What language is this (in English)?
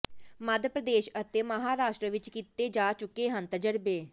Punjabi